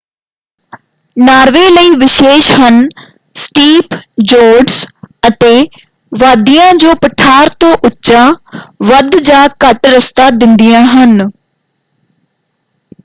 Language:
Punjabi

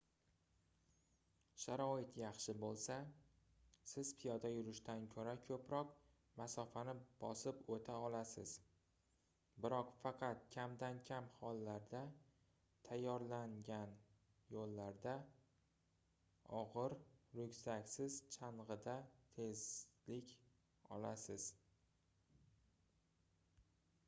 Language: Uzbek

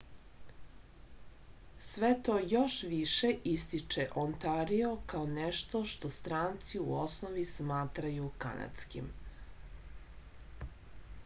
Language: Serbian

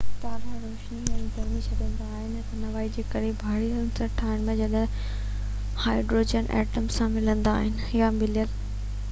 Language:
Sindhi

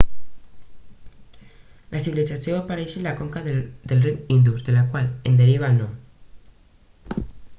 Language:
Catalan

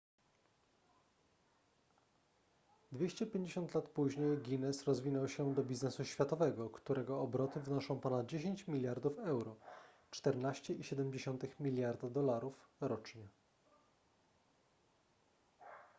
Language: Polish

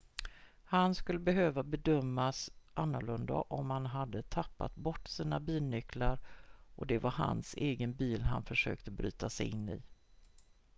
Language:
Swedish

